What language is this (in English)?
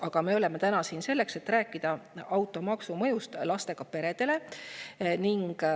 Estonian